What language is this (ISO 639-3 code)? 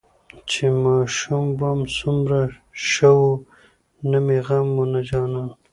pus